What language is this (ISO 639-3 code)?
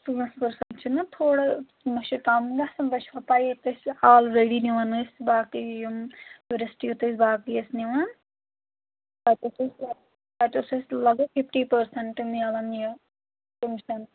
kas